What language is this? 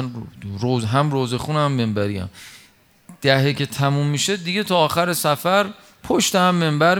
Persian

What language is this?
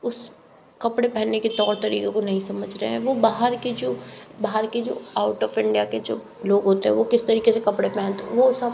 Hindi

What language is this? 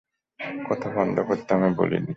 Bangla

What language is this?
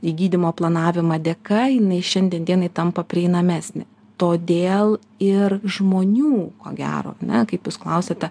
Lithuanian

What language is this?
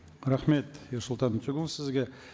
Kazakh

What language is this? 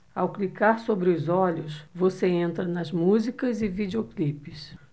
Portuguese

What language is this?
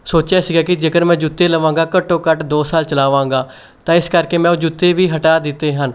Punjabi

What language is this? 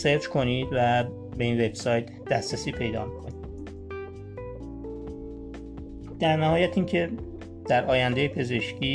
Persian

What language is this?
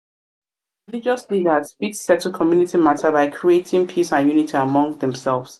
Nigerian Pidgin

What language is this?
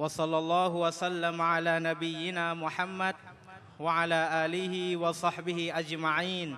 Thai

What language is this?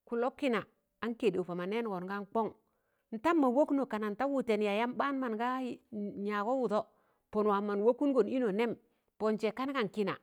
Tangale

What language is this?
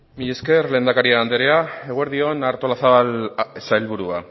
Basque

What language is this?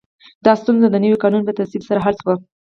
Pashto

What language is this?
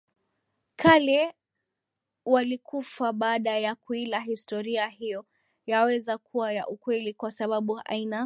Swahili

